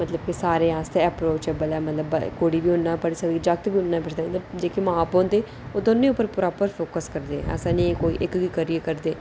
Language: Dogri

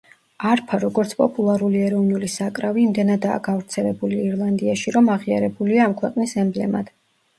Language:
Georgian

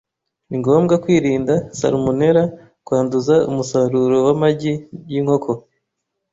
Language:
Kinyarwanda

